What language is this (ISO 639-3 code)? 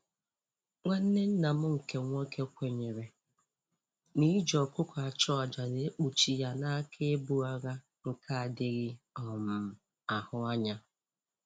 ibo